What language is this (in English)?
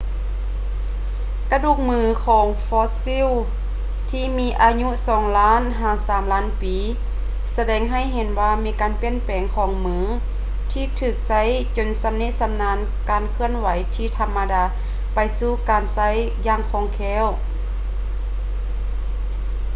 Lao